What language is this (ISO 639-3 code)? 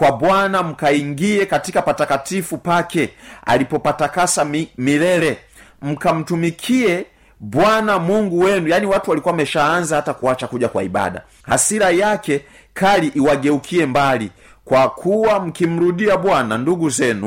swa